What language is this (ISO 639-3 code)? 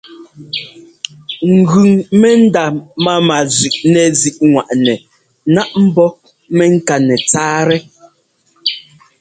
jgo